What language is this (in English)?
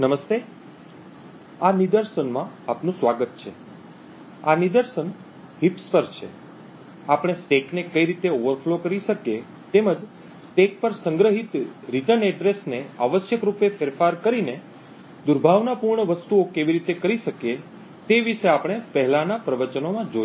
Gujarati